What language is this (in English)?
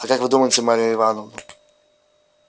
Russian